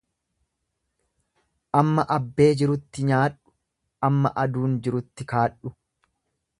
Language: Oromo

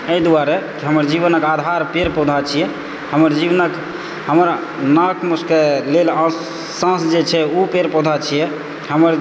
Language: Maithili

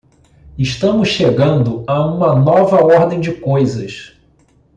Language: Portuguese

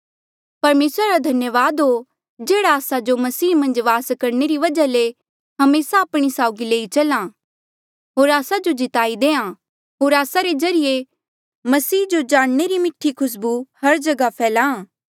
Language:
Mandeali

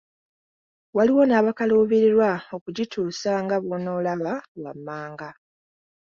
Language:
Ganda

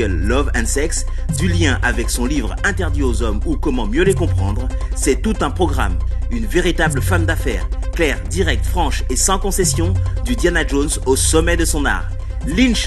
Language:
French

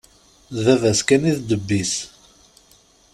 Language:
Kabyle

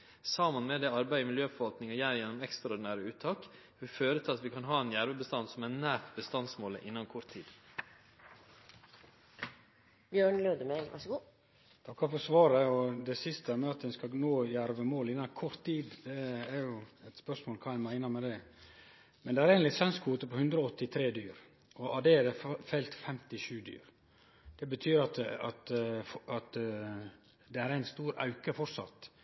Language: Norwegian Nynorsk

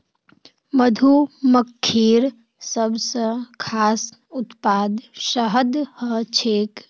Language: Magahi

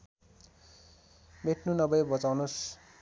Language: Nepali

